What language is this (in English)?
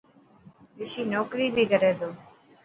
Dhatki